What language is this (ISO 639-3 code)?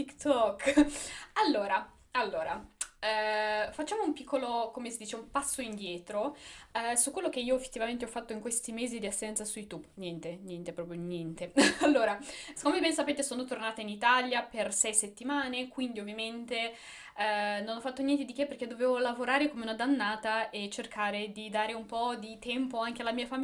ita